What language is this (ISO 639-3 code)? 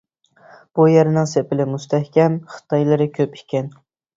uig